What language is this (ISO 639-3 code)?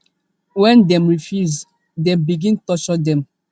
pcm